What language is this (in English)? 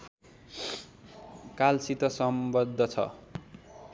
Nepali